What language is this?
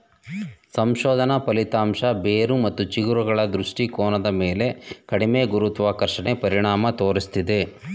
Kannada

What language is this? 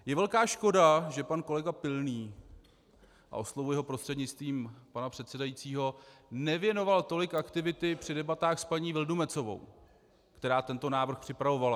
Czech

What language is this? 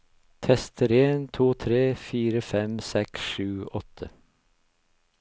Norwegian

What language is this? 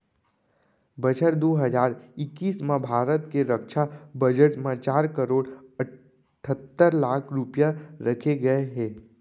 Chhattisgarhi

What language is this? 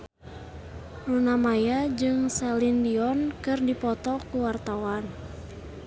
Sundanese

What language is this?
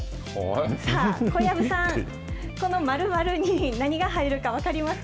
Japanese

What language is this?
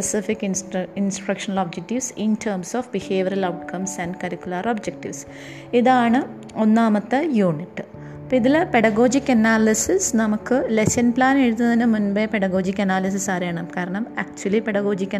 Malayalam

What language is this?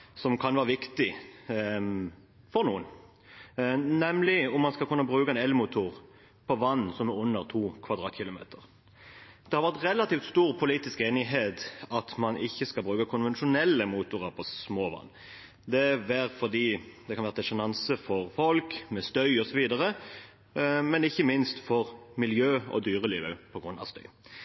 Norwegian Bokmål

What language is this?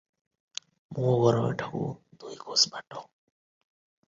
Odia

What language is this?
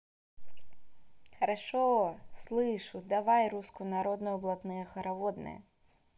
Russian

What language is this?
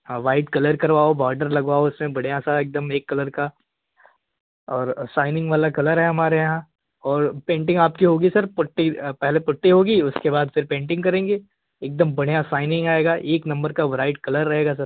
Hindi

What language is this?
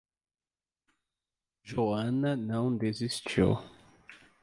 Portuguese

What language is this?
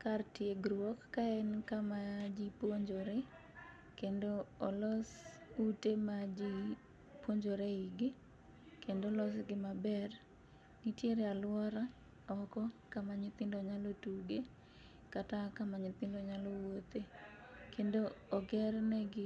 Luo (Kenya and Tanzania)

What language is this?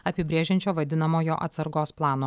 Lithuanian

